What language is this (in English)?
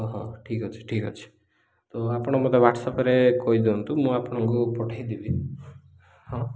Odia